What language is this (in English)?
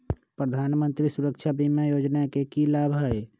Magahi